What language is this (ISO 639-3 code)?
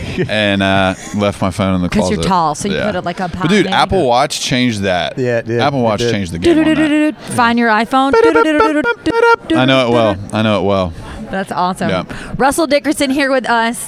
eng